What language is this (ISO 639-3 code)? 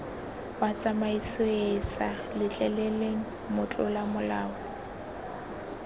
tsn